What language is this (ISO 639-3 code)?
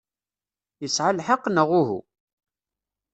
kab